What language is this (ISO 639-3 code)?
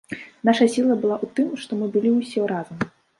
bel